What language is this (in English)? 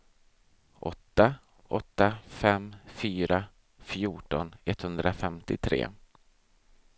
Swedish